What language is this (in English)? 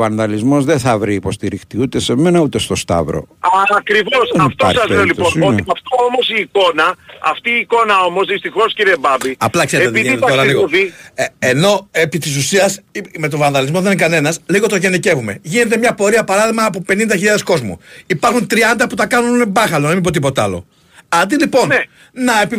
Greek